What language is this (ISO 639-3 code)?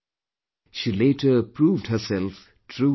eng